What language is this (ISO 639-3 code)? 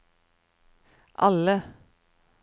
nor